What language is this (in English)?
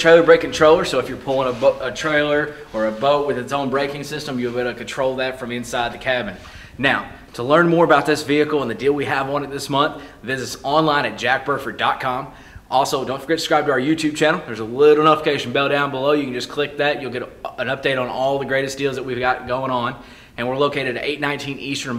English